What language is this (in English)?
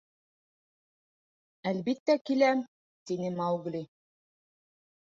Bashkir